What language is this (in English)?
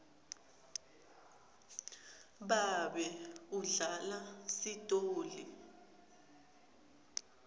Swati